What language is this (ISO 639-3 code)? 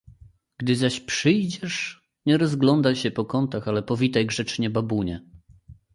pol